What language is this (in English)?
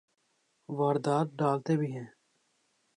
Urdu